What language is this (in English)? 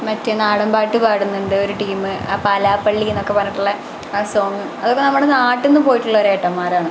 Malayalam